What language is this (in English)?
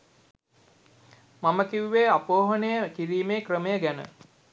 Sinhala